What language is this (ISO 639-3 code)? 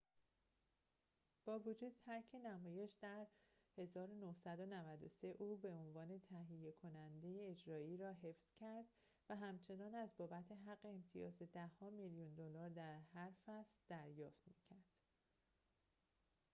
fas